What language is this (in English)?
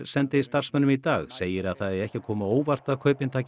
Icelandic